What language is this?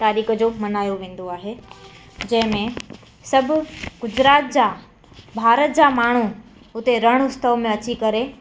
Sindhi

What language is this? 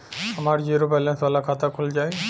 Bhojpuri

